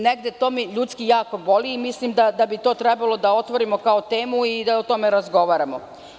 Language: Serbian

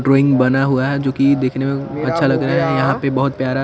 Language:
Hindi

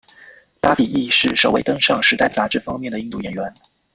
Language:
Chinese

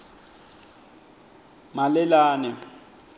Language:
Swati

